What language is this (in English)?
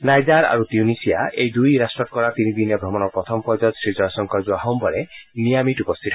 Assamese